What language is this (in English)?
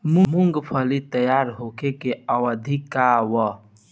Bhojpuri